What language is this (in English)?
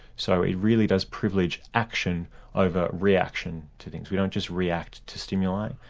English